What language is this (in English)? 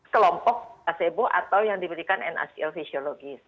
Indonesian